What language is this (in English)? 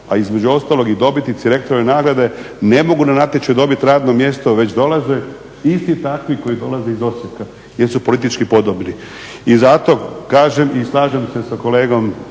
Croatian